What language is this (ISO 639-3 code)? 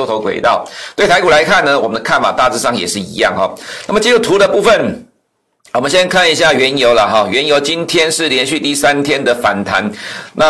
zho